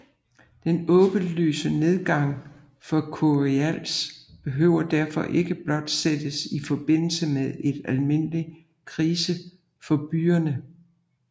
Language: Danish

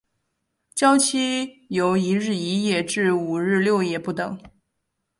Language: Chinese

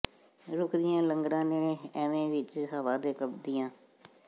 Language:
Punjabi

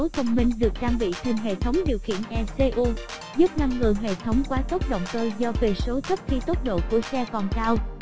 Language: Vietnamese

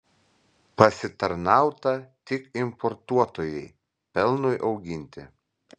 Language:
Lithuanian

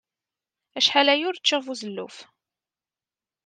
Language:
Kabyle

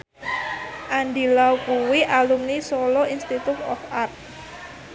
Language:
Javanese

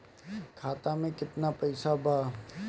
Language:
Bhojpuri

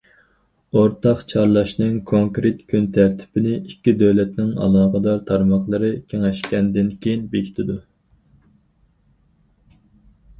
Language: Uyghur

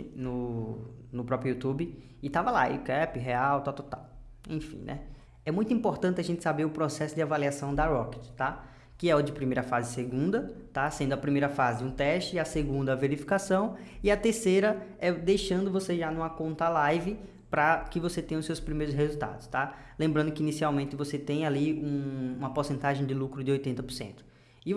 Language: Portuguese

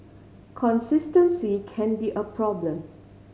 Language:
English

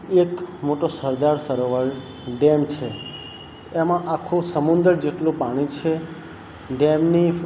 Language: Gujarati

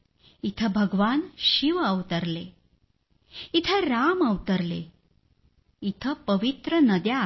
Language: Marathi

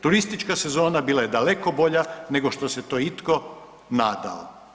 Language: Croatian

